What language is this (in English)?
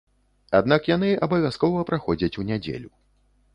Belarusian